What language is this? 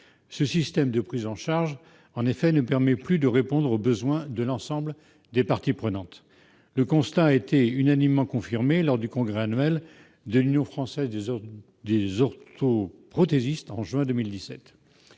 French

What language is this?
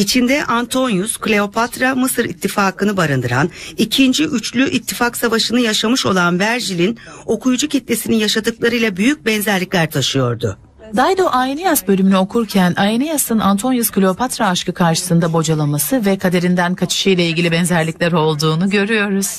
Turkish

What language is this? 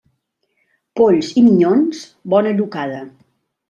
Catalan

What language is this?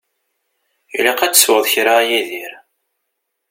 Kabyle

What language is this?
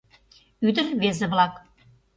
Mari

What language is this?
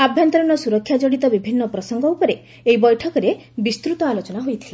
Odia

